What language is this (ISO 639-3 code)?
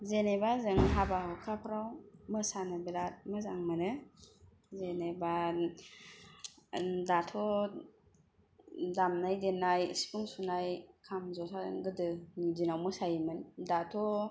brx